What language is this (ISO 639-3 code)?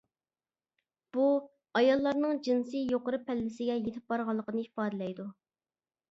uig